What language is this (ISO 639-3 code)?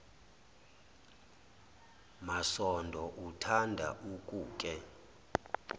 zul